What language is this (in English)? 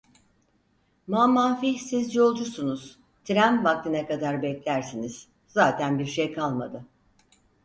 Turkish